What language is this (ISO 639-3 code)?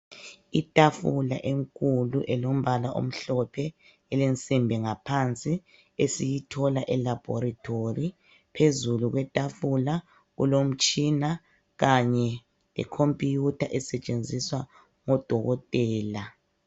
nde